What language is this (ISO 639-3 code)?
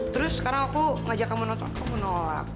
ind